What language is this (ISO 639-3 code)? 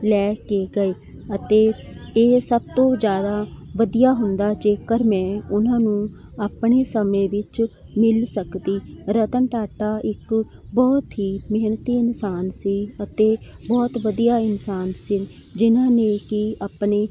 pan